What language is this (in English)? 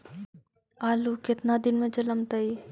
Magahi